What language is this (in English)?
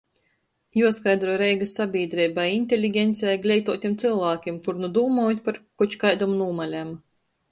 Latgalian